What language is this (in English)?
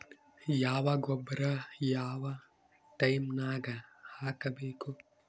Kannada